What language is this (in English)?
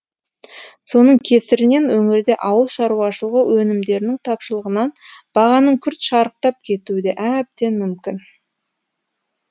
Kazakh